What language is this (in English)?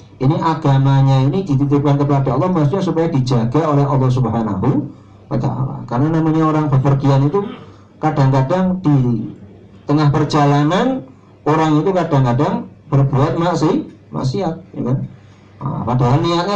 Indonesian